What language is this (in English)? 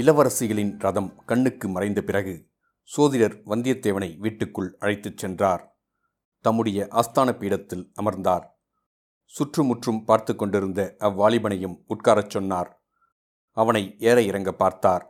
Tamil